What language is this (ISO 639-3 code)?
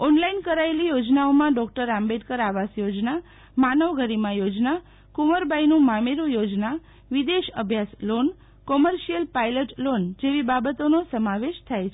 guj